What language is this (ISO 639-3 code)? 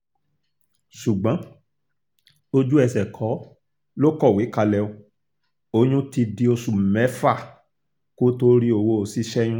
yor